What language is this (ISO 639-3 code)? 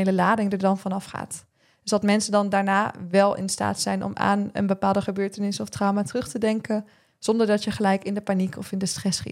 nld